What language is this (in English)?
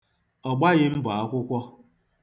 Igbo